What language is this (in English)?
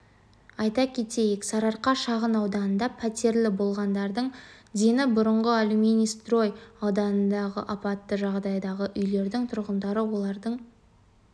Kazakh